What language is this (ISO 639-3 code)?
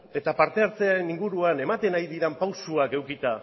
eus